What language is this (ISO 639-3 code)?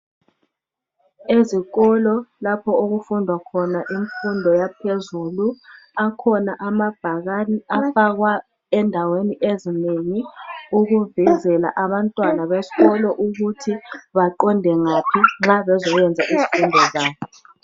nde